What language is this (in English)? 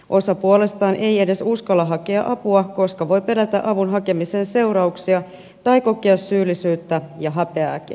Finnish